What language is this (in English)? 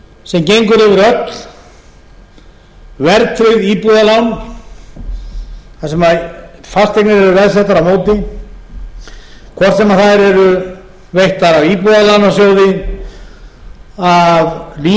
Icelandic